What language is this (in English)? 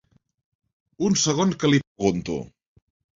Catalan